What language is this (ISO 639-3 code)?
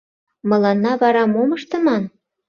chm